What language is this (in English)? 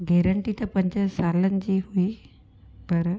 Sindhi